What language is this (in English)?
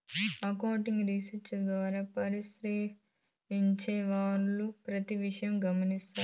Telugu